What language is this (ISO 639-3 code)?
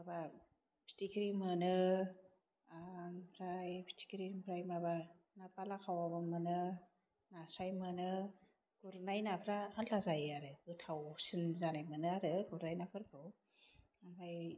brx